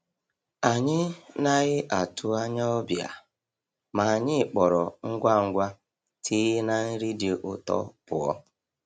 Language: Igbo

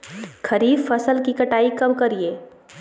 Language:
Magahi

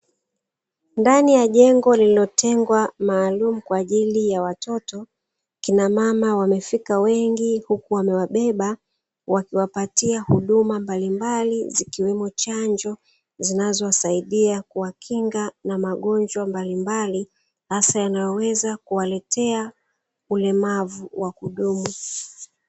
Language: Swahili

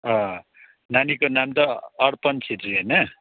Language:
Nepali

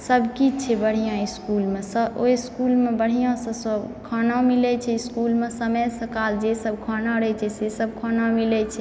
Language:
Maithili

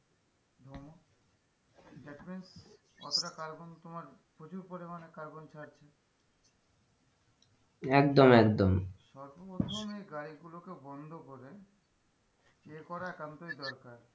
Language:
Bangla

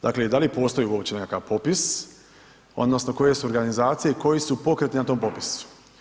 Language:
Croatian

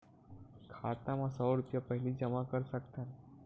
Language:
Chhattisgarhi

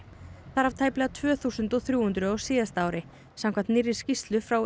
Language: Icelandic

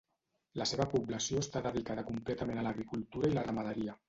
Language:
Catalan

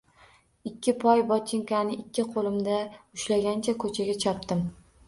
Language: Uzbek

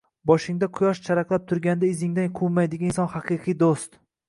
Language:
Uzbek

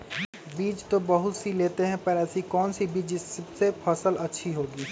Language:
Magahi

